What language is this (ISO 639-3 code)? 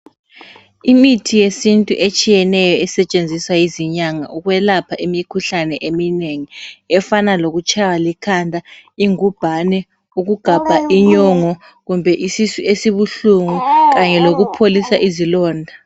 nde